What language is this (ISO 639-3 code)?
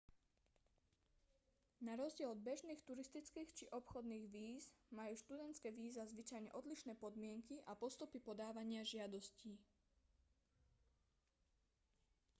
slk